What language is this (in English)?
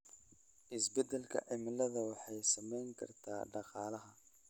Somali